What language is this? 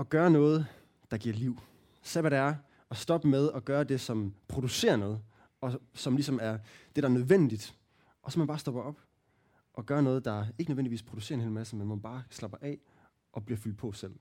Danish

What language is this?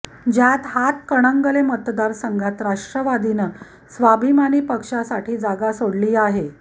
Marathi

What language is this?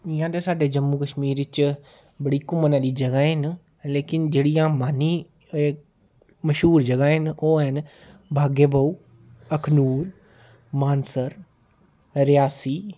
Dogri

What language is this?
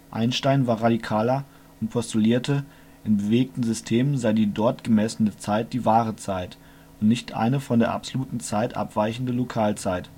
German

